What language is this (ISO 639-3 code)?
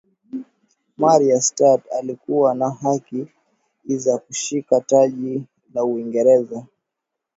swa